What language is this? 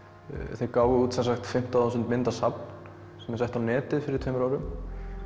Icelandic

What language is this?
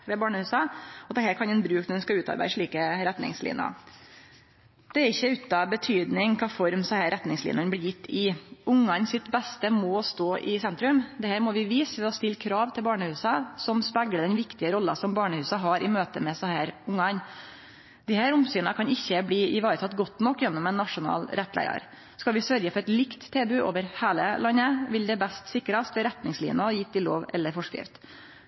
Norwegian Nynorsk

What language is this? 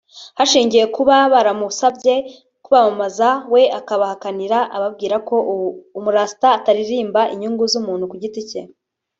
Kinyarwanda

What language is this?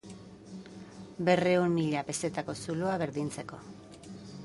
Basque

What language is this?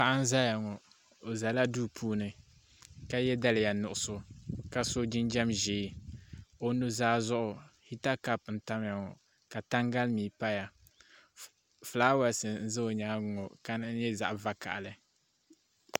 Dagbani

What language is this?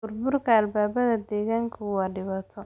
Somali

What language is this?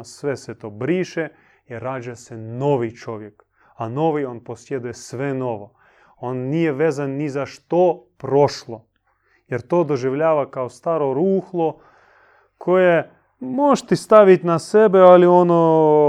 Croatian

